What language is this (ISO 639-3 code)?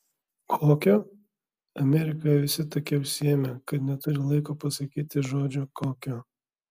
lit